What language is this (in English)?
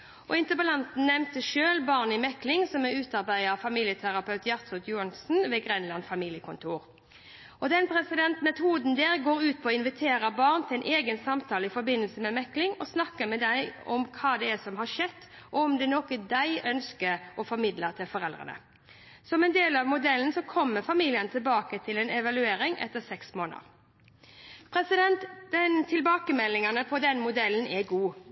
Norwegian Bokmål